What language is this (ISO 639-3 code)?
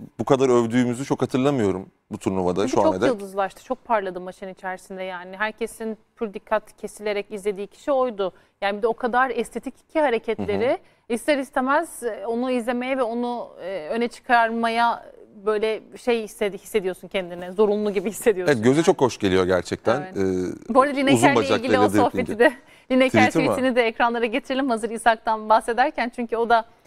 tur